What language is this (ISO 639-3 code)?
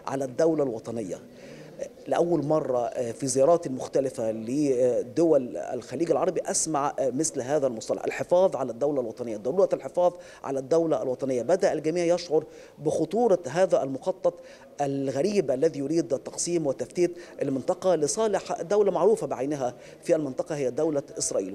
ara